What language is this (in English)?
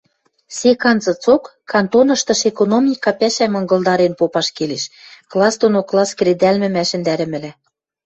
Western Mari